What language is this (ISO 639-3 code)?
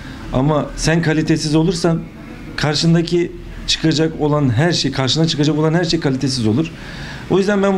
tur